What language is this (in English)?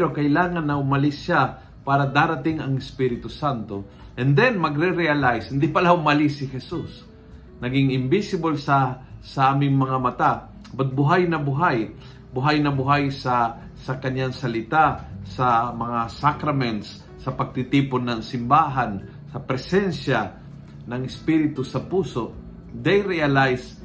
Filipino